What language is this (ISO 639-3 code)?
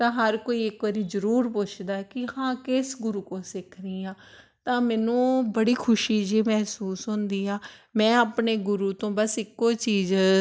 pan